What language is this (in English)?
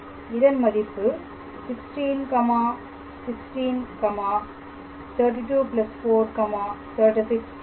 Tamil